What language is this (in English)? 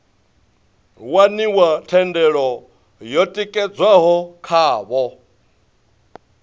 Venda